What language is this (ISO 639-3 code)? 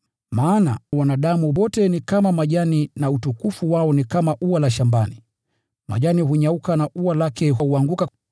swa